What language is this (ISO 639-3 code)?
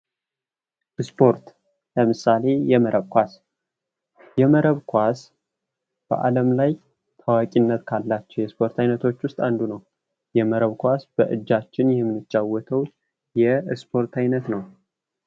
amh